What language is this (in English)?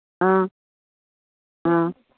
Manipuri